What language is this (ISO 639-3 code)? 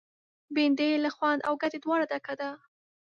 pus